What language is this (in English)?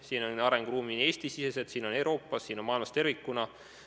Estonian